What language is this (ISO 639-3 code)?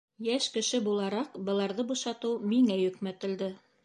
bak